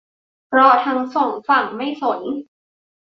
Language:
Thai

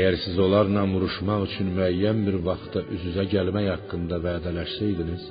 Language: Persian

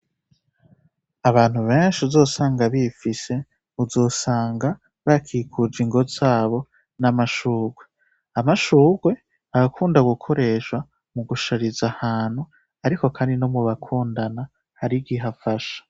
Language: Rundi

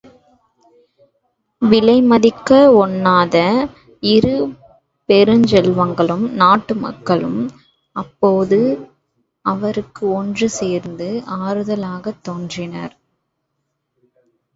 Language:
Tamil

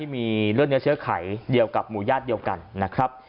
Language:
Thai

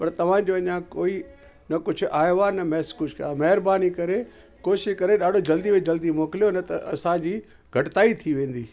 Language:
Sindhi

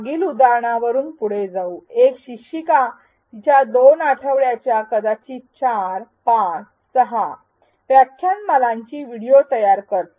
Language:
Marathi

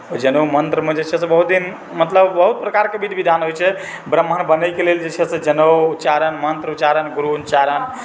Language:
Maithili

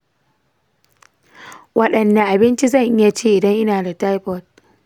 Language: Hausa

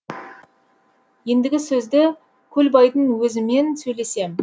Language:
Kazakh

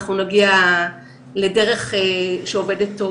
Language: Hebrew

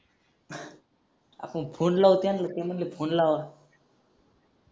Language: Marathi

